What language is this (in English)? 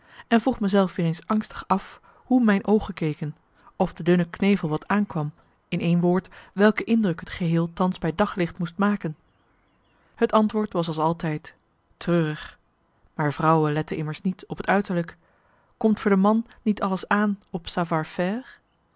Dutch